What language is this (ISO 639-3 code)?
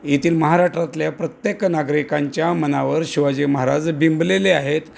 mar